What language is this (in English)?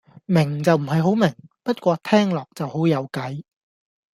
Cantonese